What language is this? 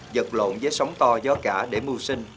Vietnamese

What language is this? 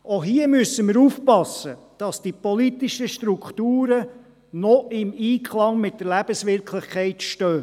Swiss German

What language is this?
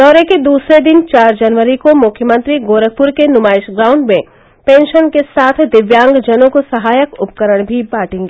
Hindi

